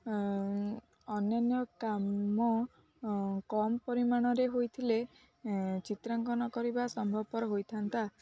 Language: Odia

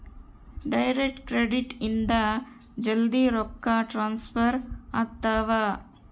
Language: Kannada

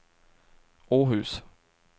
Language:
Swedish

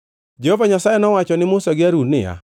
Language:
Luo (Kenya and Tanzania)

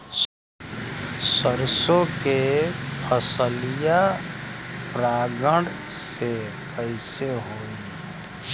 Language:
Bhojpuri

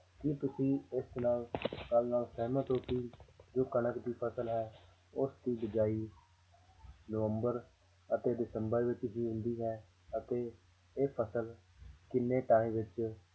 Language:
Punjabi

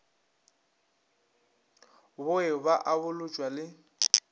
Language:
Northern Sotho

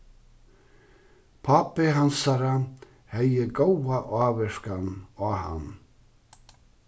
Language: Faroese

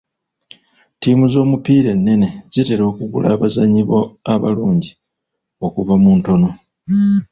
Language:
Ganda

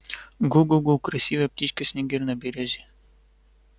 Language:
Russian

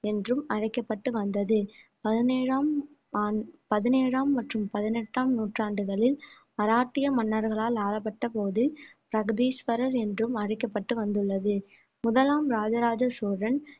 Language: Tamil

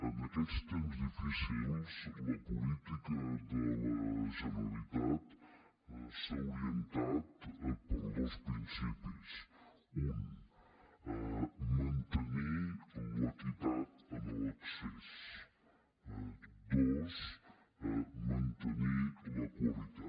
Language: Catalan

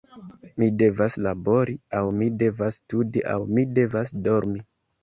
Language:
Esperanto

